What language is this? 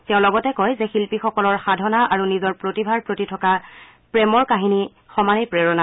Assamese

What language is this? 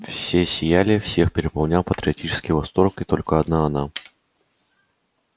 Russian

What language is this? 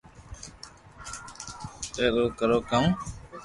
Loarki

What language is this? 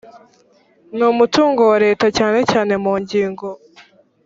Kinyarwanda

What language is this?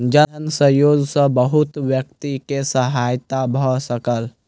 Maithili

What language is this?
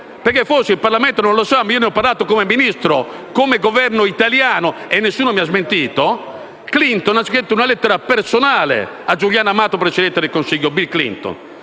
Italian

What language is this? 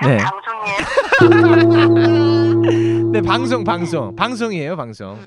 Korean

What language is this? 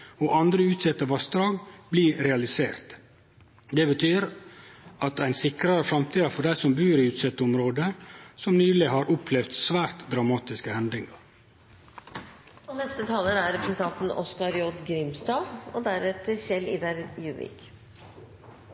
Norwegian Nynorsk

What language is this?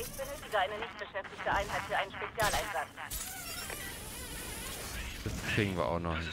German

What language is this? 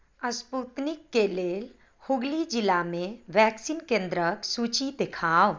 Maithili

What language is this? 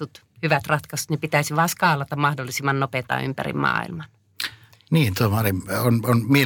Finnish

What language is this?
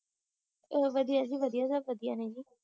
Punjabi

